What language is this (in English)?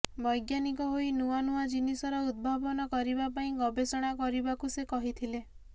Odia